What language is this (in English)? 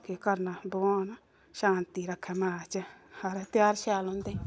Dogri